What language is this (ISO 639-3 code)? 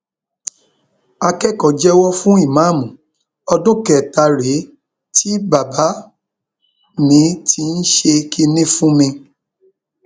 yor